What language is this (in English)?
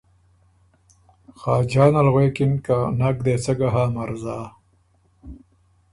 Ormuri